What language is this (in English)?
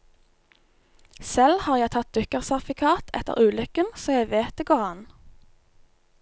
Norwegian